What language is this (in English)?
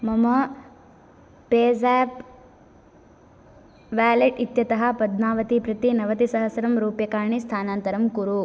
Sanskrit